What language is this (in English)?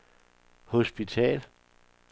Danish